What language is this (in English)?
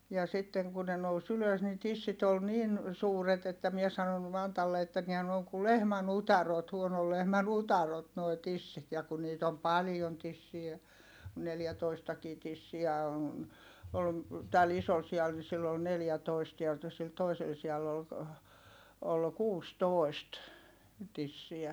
Finnish